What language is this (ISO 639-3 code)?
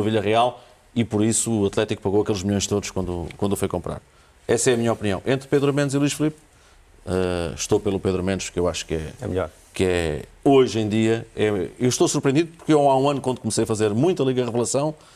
por